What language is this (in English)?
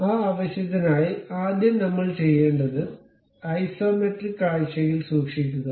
Malayalam